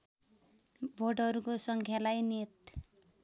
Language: Nepali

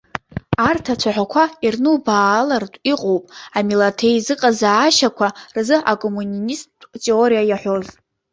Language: Abkhazian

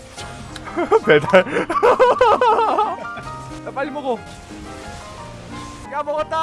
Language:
Korean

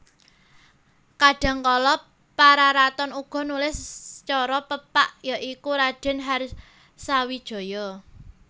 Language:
Javanese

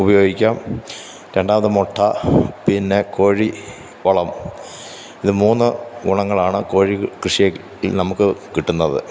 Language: Malayalam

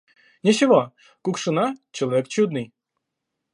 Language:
Russian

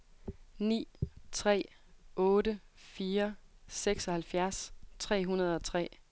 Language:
Danish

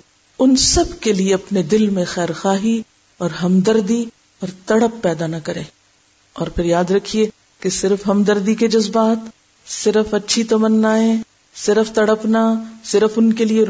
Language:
Urdu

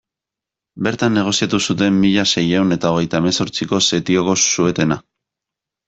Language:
Basque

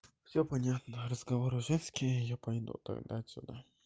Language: Russian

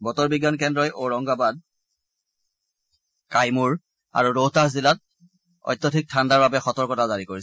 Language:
Assamese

